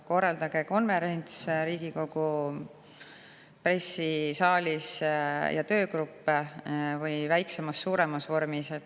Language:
Estonian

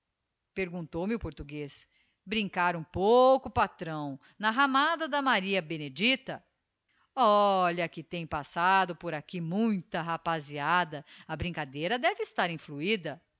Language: Portuguese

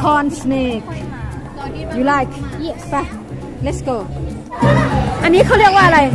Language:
Thai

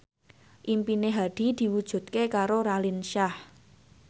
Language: Javanese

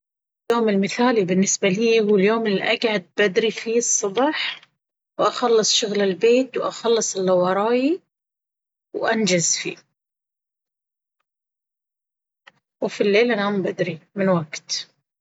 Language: Baharna Arabic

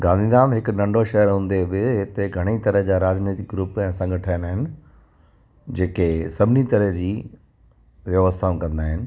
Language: Sindhi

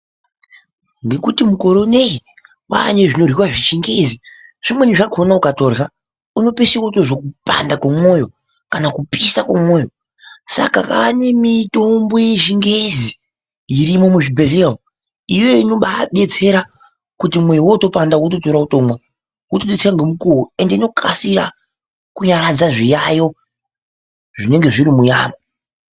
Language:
Ndau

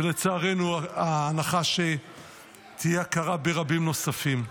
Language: Hebrew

